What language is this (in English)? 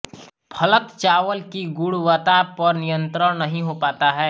Hindi